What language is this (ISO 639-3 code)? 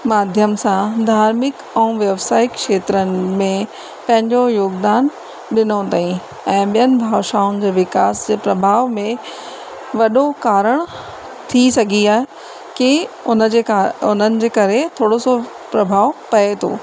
snd